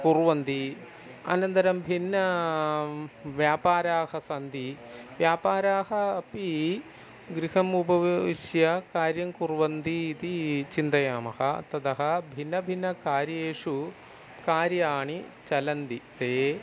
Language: Sanskrit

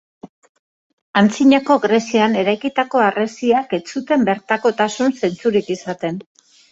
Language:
Basque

